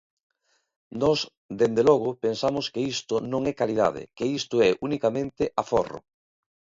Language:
Galician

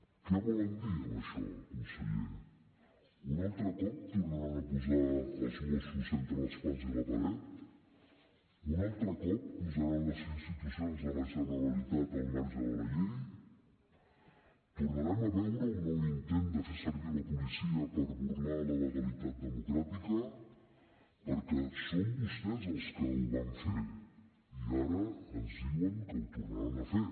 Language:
Catalan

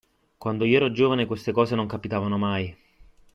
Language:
Italian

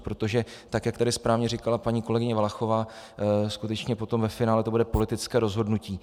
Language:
Czech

